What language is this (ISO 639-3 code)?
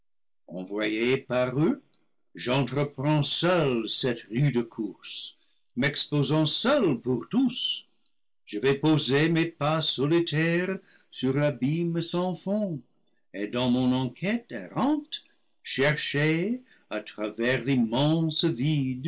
fra